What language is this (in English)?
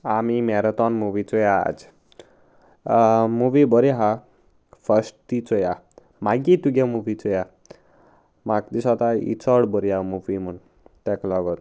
Konkani